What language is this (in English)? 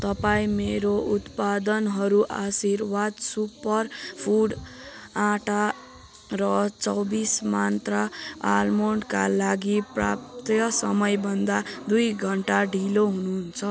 Nepali